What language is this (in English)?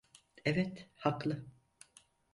Turkish